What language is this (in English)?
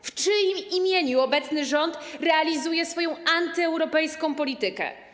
Polish